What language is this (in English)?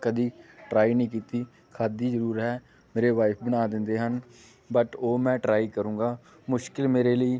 Punjabi